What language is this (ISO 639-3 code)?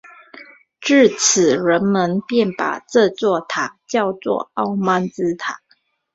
zho